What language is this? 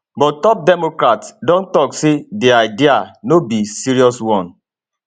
Nigerian Pidgin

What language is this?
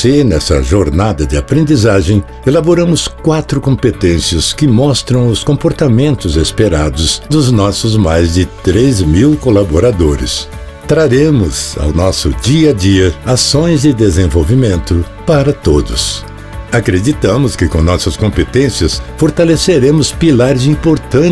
Portuguese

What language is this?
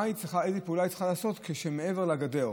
Hebrew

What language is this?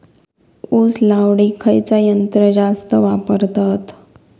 Marathi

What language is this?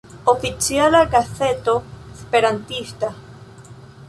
Esperanto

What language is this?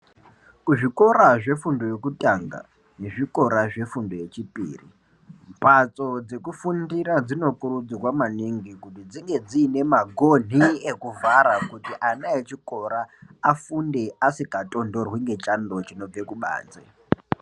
Ndau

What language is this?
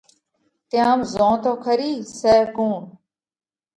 Parkari Koli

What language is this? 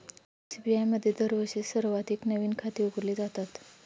Marathi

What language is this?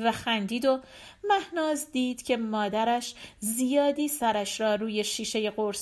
Persian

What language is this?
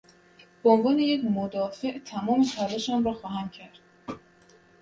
Persian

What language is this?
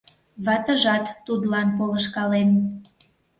Mari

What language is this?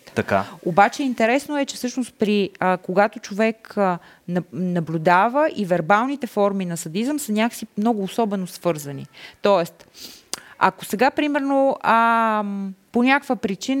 Bulgarian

